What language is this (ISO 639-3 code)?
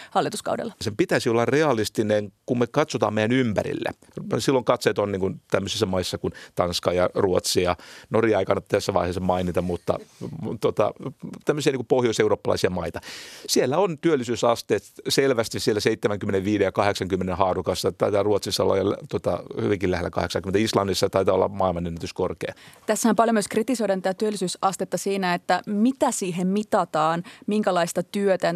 fin